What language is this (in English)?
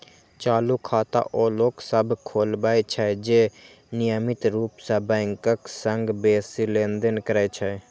Maithili